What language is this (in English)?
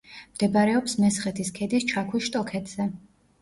Georgian